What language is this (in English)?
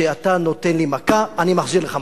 Hebrew